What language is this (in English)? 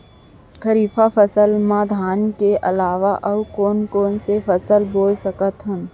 Chhattisgarhi